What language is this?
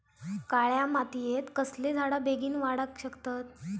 Marathi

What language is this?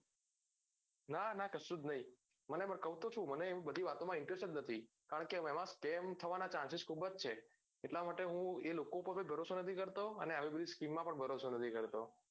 Gujarati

